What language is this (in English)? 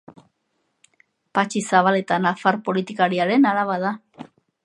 Basque